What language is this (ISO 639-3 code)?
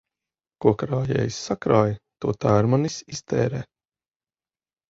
lav